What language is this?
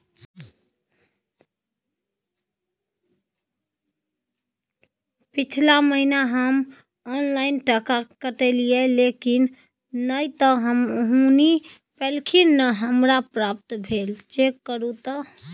Maithili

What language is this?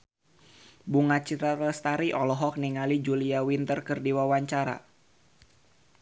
Sundanese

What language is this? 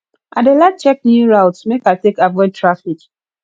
Nigerian Pidgin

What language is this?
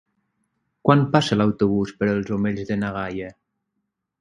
Catalan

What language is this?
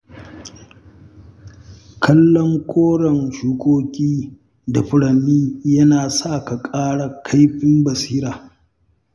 Hausa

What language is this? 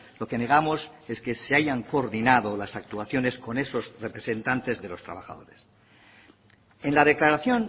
Spanish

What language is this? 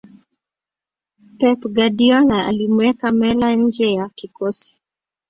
Swahili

